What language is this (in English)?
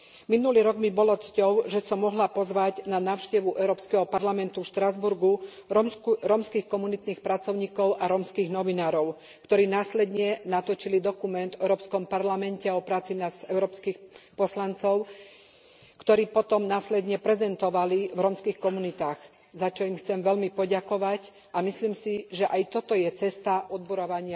Slovak